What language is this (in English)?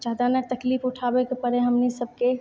Maithili